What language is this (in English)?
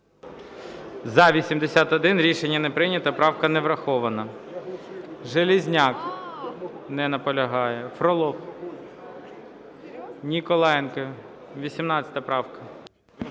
Ukrainian